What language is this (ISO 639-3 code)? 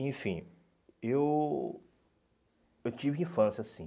por